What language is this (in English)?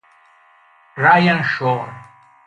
Italian